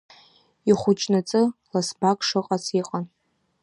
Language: Abkhazian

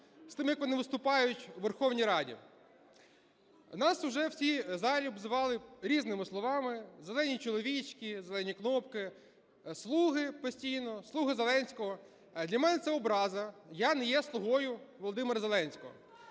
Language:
Ukrainian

